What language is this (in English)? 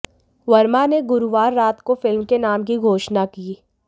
Hindi